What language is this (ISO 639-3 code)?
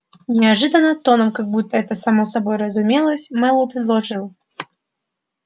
rus